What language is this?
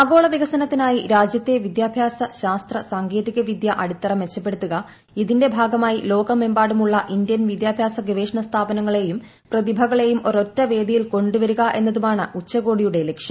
Malayalam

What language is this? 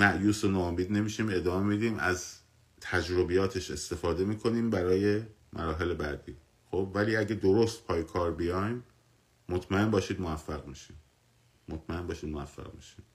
Persian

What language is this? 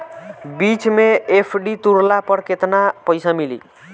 Bhojpuri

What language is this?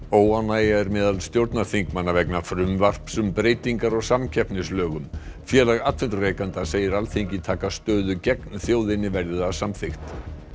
Icelandic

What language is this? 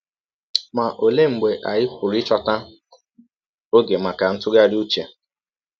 Igbo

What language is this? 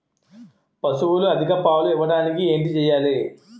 Telugu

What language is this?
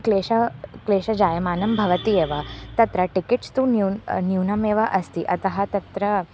Sanskrit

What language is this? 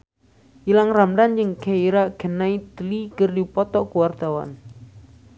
Sundanese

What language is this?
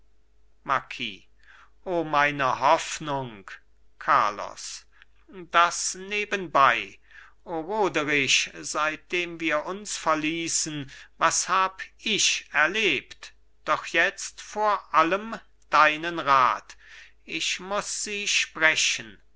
German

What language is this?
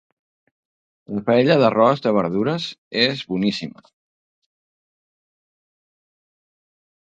Catalan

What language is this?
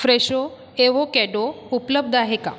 Marathi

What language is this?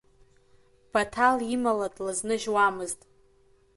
Abkhazian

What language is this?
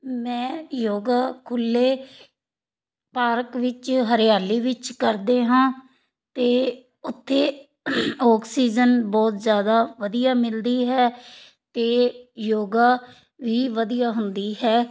Punjabi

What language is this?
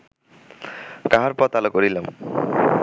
Bangla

